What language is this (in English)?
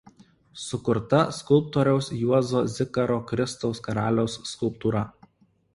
Lithuanian